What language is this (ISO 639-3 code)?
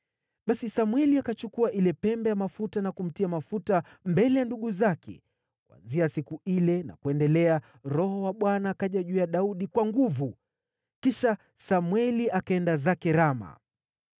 swa